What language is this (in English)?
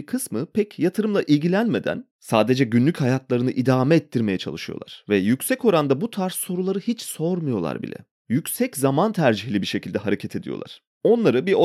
Turkish